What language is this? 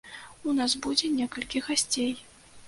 Belarusian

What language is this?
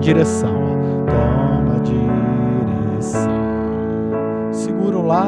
Portuguese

